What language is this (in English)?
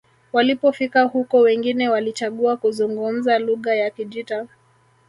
Swahili